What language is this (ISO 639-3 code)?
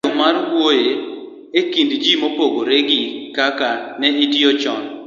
luo